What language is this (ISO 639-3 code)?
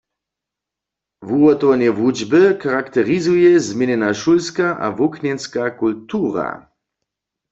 hsb